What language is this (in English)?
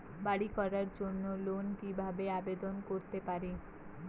Bangla